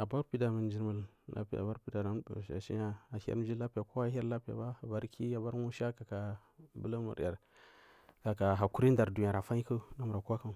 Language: Marghi South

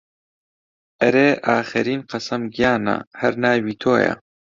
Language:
Central Kurdish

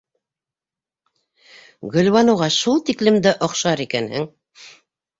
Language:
Bashkir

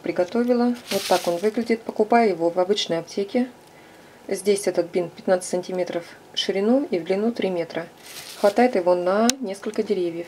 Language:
Russian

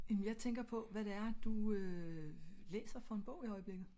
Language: Danish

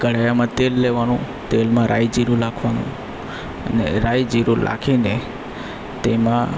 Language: Gujarati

